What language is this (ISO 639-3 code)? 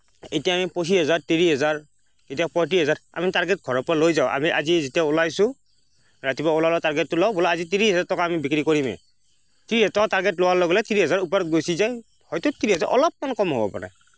asm